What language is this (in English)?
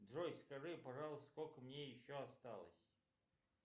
Russian